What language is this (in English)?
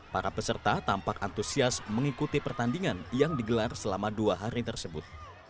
Indonesian